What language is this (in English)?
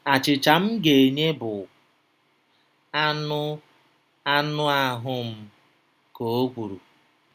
Igbo